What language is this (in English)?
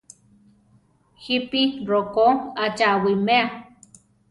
Central Tarahumara